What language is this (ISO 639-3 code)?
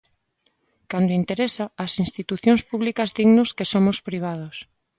glg